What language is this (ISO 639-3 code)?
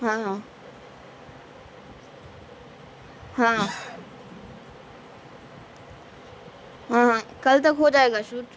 urd